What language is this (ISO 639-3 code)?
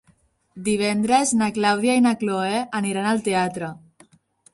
cat